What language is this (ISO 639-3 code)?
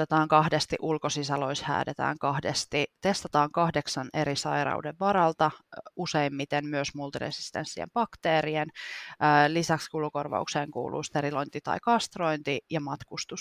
fin